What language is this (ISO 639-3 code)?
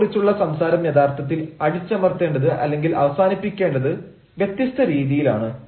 mal